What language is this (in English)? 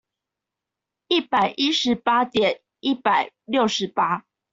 Chinese